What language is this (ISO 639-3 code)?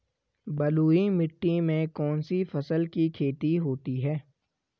hin